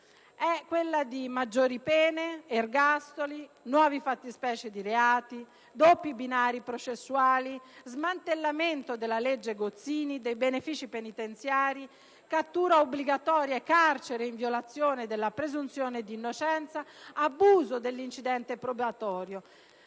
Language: Italian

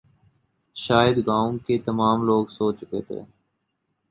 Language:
Urdu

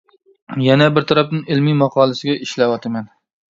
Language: Uyghur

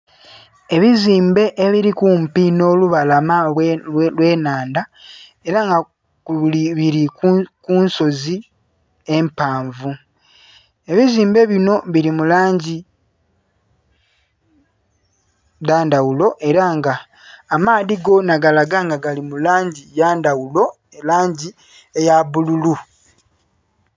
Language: Soga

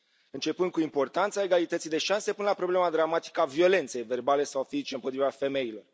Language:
Romanian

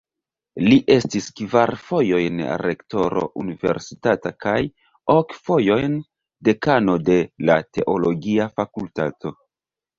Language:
Esperanto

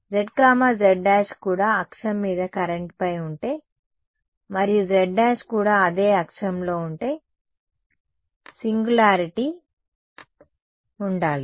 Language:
Telugu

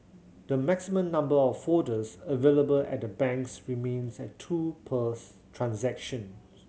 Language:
English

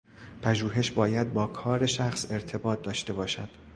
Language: Persian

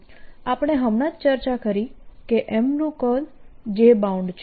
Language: Gujarati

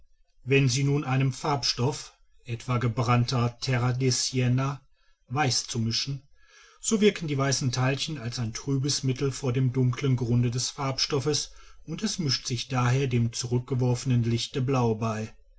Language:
German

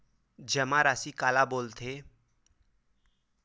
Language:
Chhattisgarhi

